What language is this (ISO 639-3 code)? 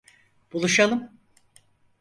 tur